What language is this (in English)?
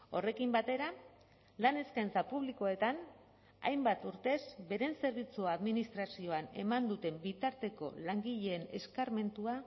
Basque